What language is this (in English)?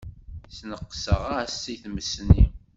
Kabyle